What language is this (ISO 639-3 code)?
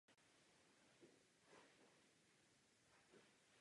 ces